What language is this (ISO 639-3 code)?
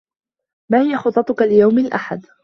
ara